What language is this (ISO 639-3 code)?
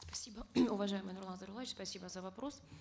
kaz